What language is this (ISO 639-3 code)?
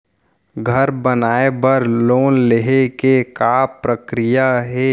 hne